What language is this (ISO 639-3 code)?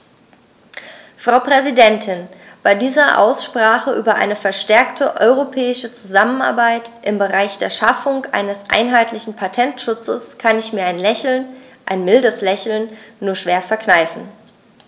deu